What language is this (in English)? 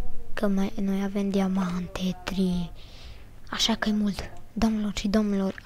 Romanian